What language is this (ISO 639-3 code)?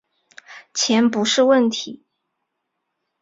zho